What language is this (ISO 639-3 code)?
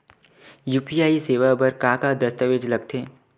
hne